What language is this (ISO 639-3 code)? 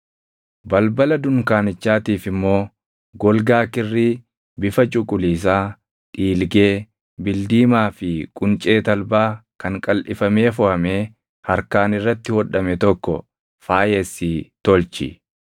orm